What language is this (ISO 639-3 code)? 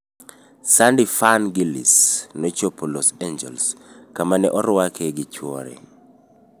luo